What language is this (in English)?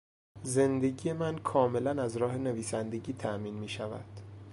Persian